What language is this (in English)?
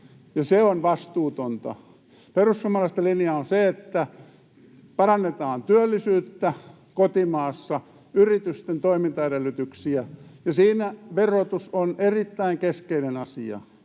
Finnish